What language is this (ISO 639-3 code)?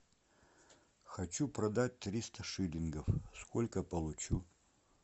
rus